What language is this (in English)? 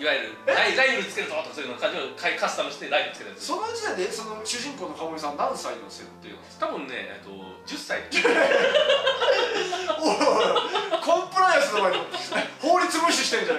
Japanese